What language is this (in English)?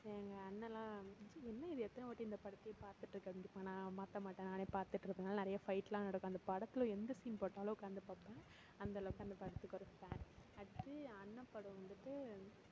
Tamil